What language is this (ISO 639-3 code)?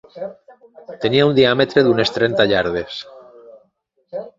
cat